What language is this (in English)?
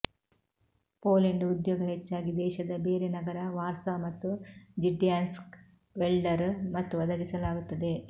Kannada